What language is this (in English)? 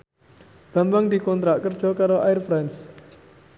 Javanese